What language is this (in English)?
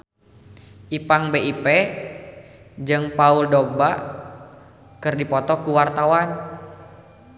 Sundanese